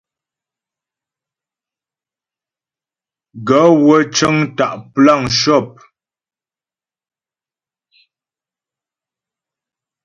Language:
Ghomala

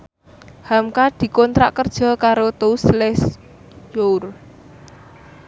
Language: Javanese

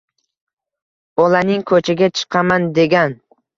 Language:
Uzbek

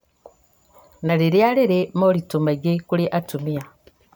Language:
Kikuyu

